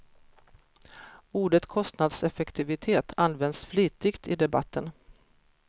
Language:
Swedish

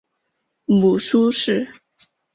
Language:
Chinese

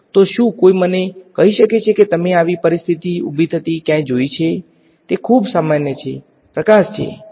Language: Gujarati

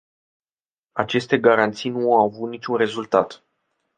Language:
Romanian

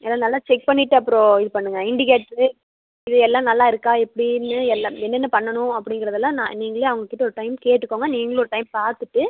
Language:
Tamil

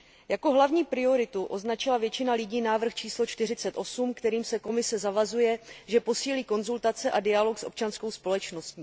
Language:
Czech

